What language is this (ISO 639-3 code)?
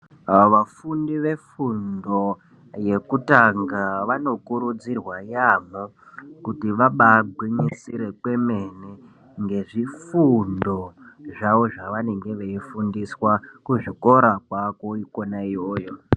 ndc